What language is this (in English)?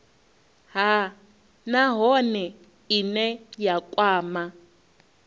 Venda